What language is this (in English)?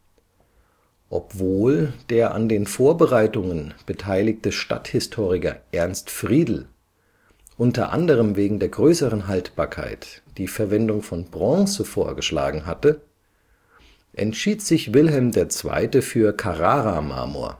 German